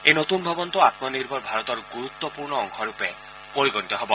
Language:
Assamese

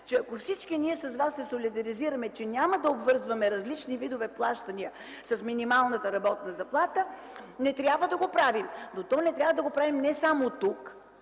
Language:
Bulgarian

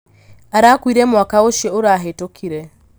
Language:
Kikuyu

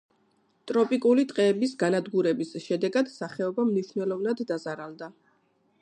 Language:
Georgian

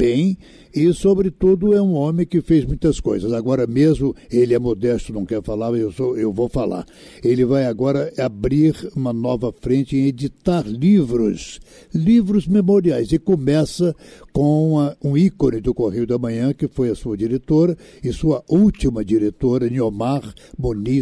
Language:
Portuguese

